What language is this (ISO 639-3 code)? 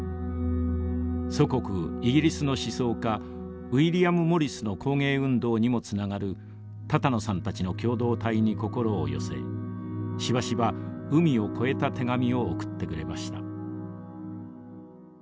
jpn